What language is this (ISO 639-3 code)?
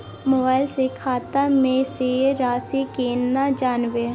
mai